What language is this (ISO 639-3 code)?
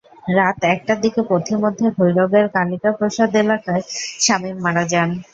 ben